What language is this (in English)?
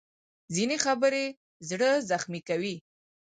Pashto